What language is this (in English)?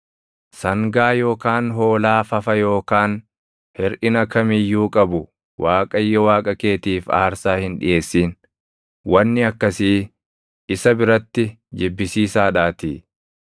Oromo